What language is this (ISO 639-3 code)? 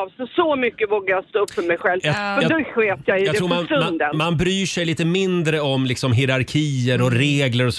swe